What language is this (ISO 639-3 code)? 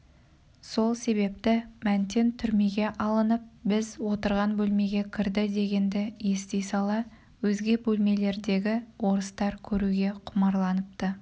kaz